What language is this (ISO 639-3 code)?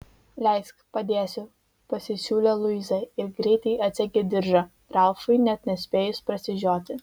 lit